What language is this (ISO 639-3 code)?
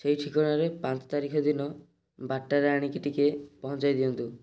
ori